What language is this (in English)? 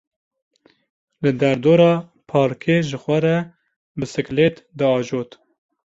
Kurdish